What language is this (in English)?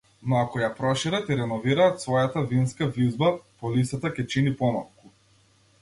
Macedonian